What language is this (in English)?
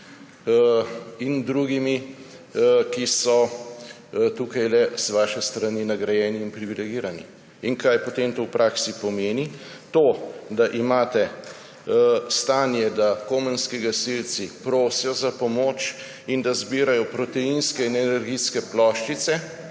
Slovenian